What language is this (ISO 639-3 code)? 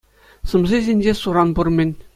chv